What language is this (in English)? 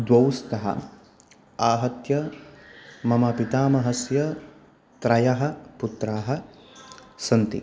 Sanskrit